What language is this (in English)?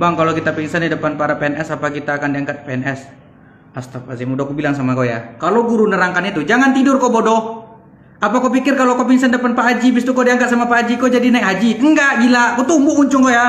Indonesian